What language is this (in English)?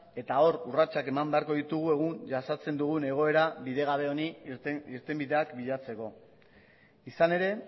Basque